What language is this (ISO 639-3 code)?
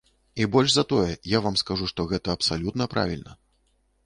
bel